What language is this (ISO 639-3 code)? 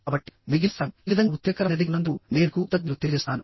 tel